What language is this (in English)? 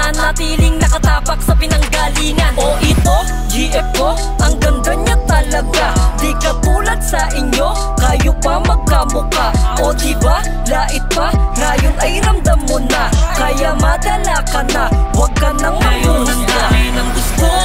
Indonesian